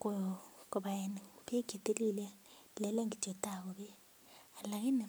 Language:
Kalenjin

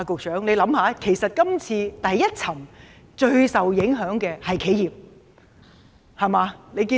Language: Cantonese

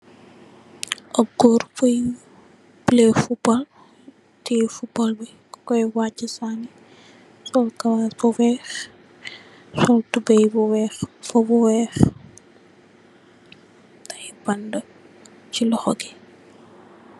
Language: Wolof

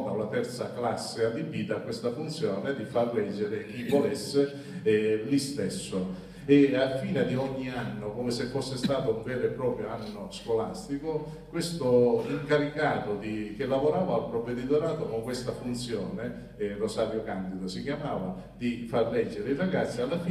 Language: Italian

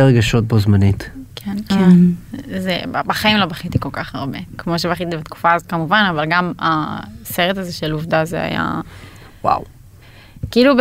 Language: Hebrew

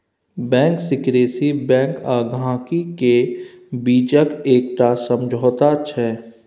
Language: Maithili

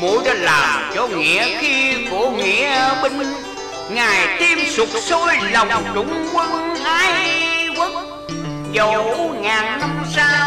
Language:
Vietnamese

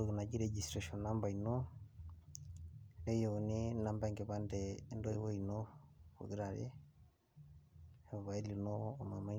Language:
Masai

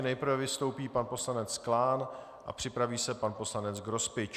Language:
Czech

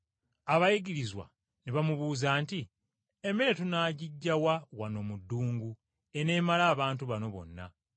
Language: Ganda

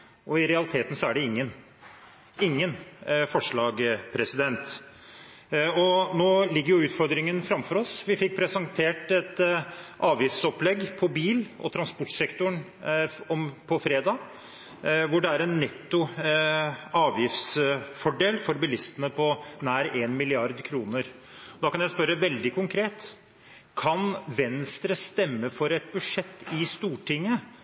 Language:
Norwegian Bokmål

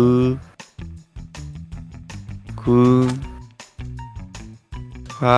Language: Korean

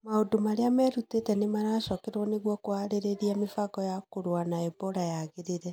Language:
Kikuyu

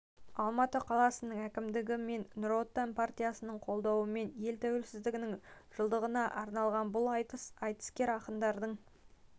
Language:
Kazakh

